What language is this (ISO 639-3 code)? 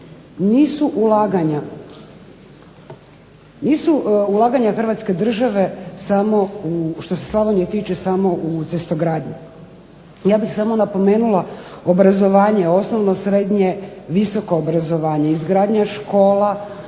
hrv